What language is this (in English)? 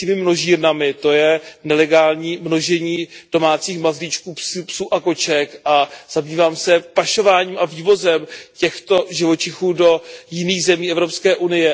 Czech